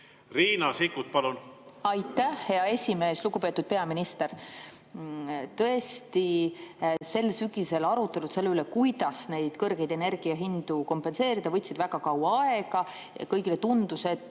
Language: Estonian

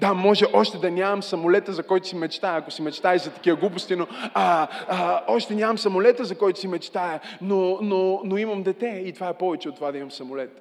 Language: Bulgarian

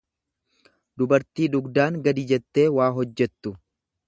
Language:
Oromo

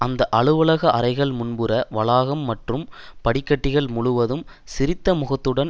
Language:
Tamil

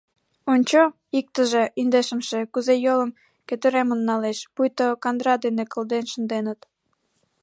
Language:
Mari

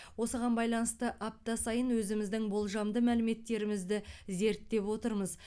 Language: Kazakh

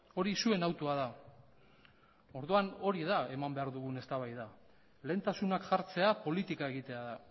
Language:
Basque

